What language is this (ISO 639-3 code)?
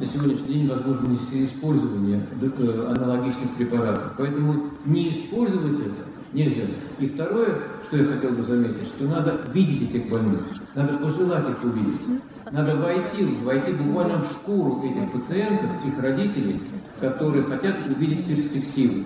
rus